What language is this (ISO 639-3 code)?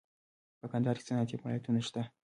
pus